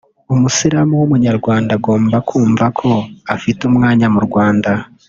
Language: Kinyarwanda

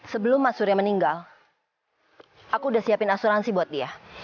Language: Indonesian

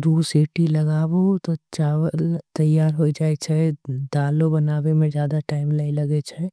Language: Angika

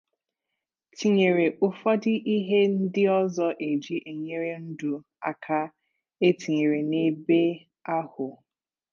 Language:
Igbo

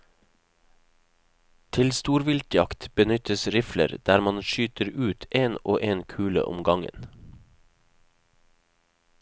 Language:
Norwegian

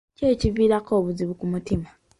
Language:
Ganda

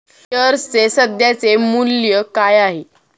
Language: Marathi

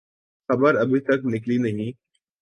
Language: Urdu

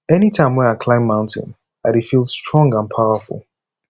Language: Nigerian Pidgin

